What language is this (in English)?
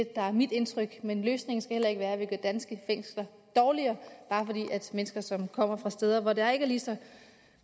Danish